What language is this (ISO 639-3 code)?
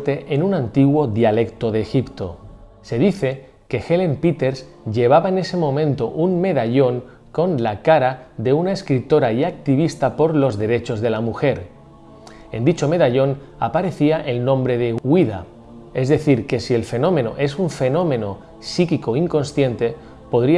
spa